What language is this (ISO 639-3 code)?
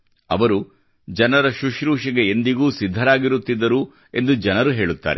kan